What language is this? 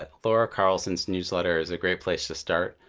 English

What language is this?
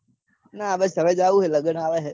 Gujarati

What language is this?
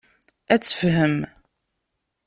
Kabyle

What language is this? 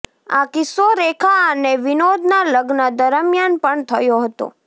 Gujarati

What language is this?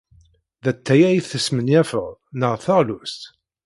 Kabyle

